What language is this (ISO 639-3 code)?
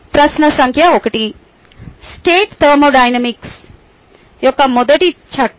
tel